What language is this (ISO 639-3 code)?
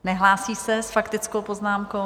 ces